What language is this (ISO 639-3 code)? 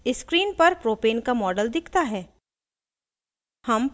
hin